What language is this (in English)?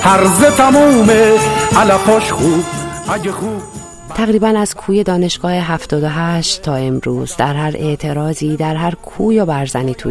Persian